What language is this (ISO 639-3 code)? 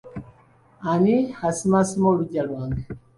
lug